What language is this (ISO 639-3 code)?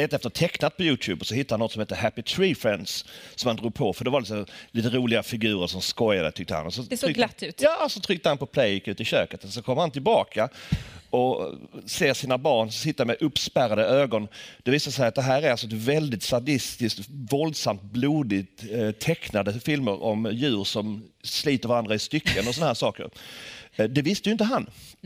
swe